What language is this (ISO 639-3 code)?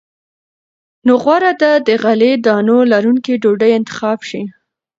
pus